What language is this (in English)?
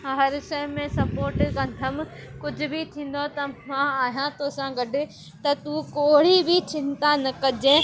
Sindhi